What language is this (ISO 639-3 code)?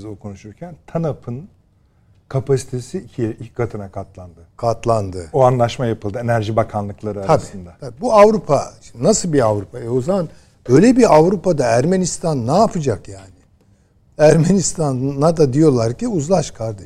tur